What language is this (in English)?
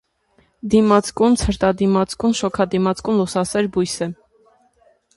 Armenian